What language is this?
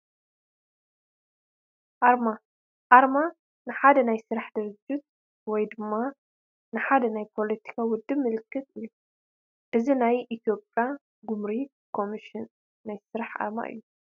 Tigrinya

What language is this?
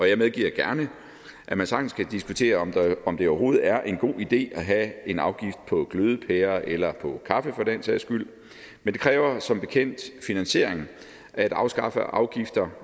Danish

